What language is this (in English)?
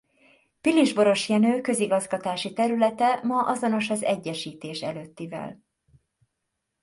Hungarian